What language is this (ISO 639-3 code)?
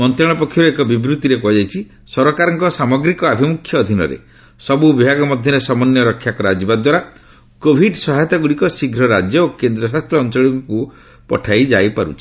ori